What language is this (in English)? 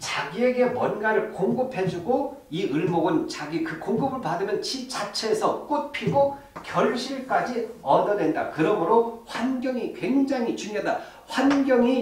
Korean